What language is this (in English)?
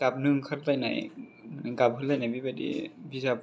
Bodo